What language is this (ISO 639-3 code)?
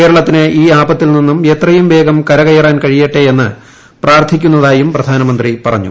mal